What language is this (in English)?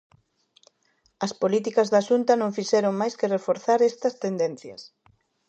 Galician